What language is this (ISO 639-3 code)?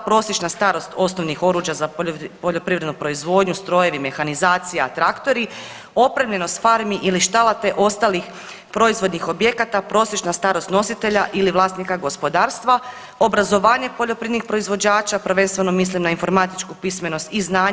hrv